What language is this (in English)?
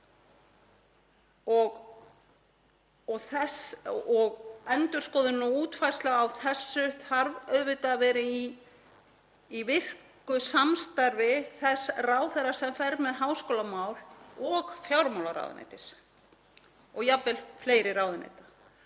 Icelandic